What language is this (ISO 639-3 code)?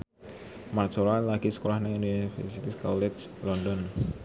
jav